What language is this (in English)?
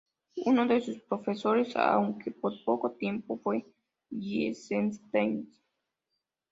Spanish